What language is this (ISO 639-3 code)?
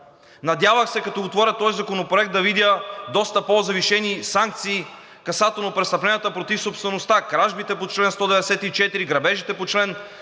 bul